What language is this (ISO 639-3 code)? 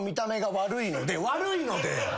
jpn